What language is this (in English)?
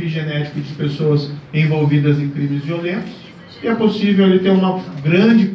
Portuguese